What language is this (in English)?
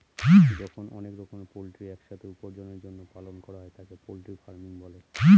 Bangla